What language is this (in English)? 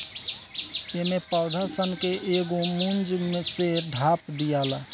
Bhojpuri